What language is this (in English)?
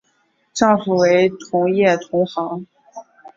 Chinese